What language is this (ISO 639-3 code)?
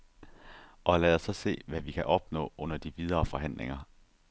dan